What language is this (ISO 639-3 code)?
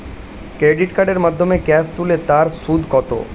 ben